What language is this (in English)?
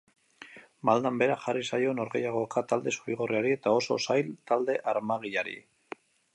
Basque